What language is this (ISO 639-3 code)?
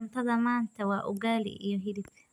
som